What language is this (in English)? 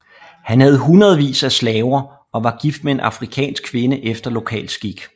Danish